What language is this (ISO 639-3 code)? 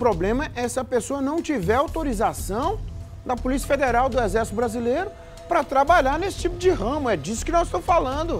por